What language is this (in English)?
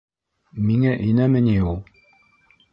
Bashkir